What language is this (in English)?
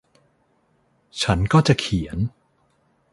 Thai